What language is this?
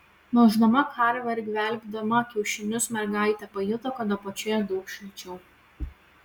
Lithuanian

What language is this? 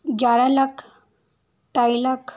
Dogri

